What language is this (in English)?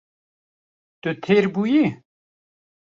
Kurdish